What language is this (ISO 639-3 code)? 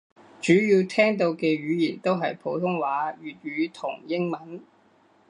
yue